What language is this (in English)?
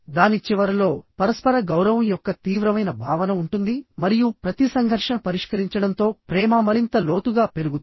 Telugu